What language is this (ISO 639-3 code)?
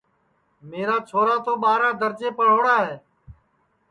ssi